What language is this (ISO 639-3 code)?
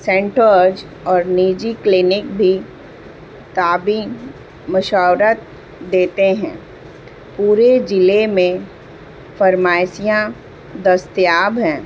urd